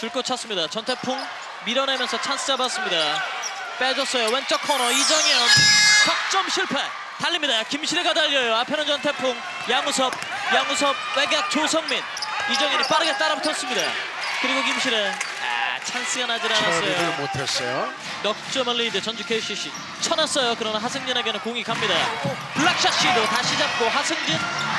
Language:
Korean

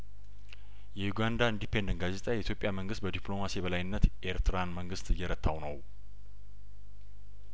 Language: Amharic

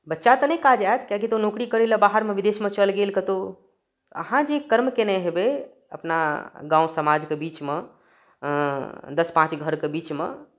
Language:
Maithili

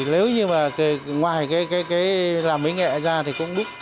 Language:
Vietnamese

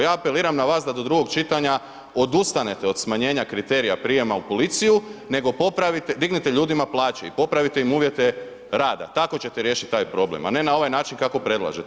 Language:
Croatian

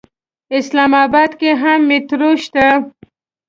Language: Pashto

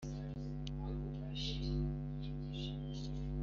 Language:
Kinyarwanda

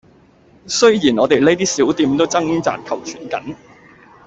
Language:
Cantonese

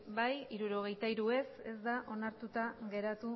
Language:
Basque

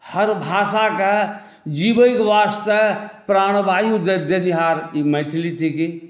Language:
Maithili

